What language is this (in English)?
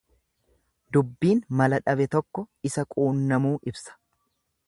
Oromo